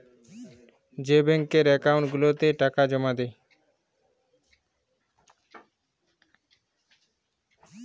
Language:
Bangla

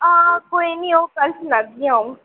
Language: Dogri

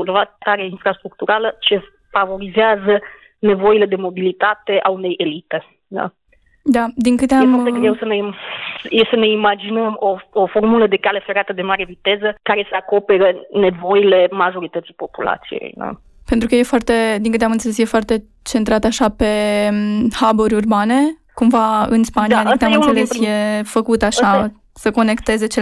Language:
Romanian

